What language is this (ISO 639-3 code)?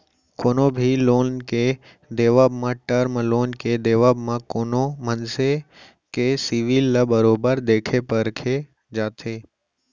hne